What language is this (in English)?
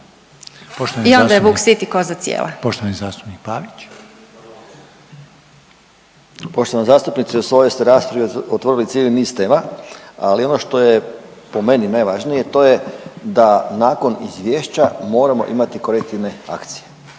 Croatian